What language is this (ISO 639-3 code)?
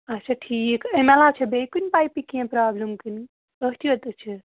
kas